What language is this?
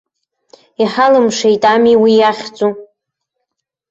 Abkhazian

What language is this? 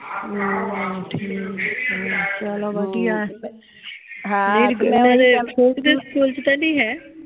Punjabi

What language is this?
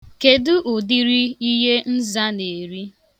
Igbo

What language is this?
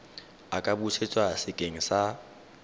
Tswana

